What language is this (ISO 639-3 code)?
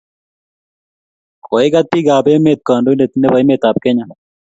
kln